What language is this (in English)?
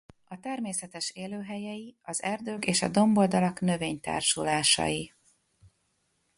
Hungarian